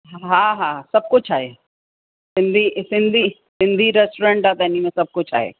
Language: Sindhi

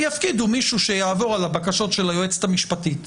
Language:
Hebrew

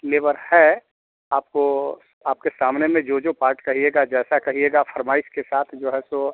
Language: Hindi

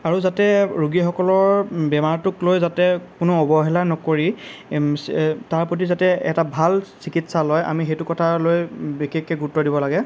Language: Assamese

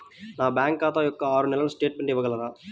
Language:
Telugu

